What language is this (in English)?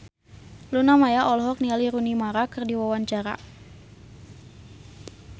Sundanese